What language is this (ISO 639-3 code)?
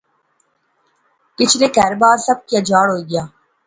phr